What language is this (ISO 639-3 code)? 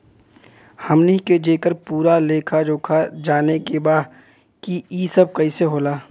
bho